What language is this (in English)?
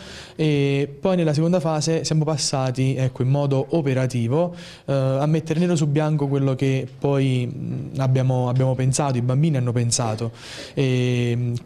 Italian